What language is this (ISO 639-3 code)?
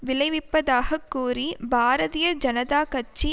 tam